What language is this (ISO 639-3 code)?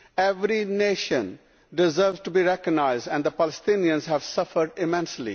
eng